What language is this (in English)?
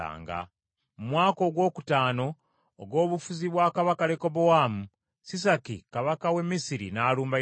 Ganda